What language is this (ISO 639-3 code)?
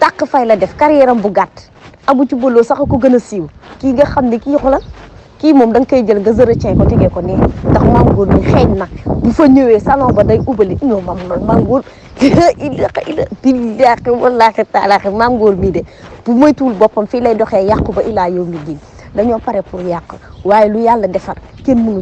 ind